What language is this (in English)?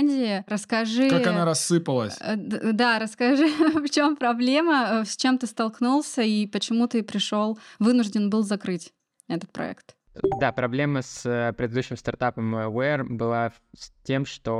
Russian